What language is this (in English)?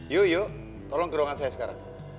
Indonesian